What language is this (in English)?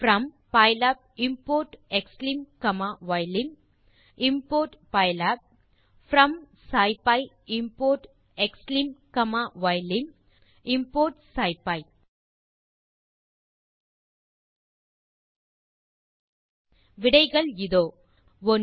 Tamil